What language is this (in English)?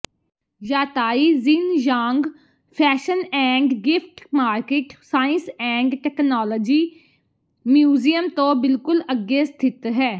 Punjabi